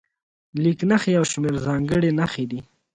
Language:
Pashto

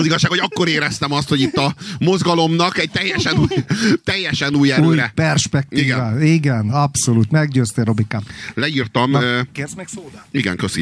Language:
Hungarian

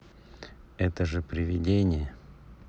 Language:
Russian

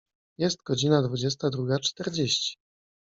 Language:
Polish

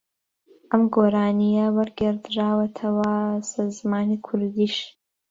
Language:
Central Kurdish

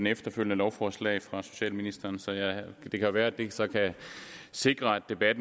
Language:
Danish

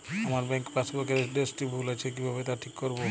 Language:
Bangla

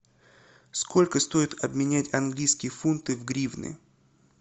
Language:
Russian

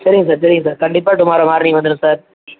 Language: Tamil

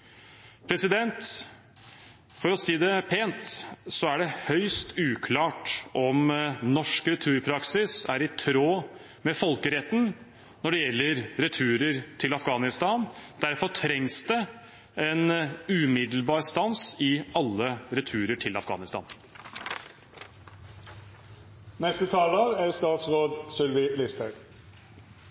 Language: Norwegian Bokmål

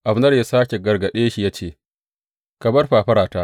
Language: Hausa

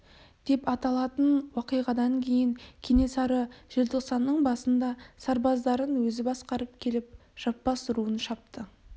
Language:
Kazakh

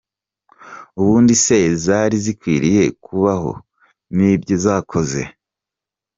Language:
Kinyarwanda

